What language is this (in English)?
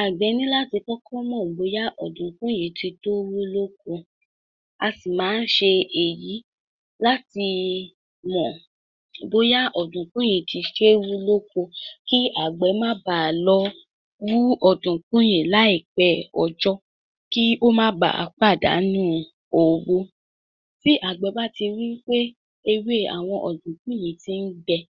Yoruba